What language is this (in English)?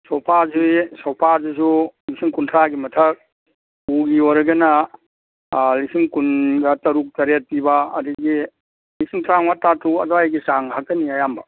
Manipuri